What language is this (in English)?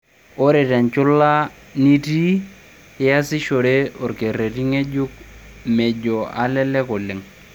Masai